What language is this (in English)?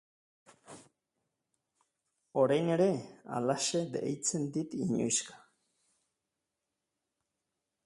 Basque